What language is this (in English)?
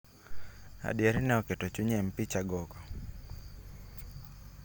Luo (Kenya and Tanzania)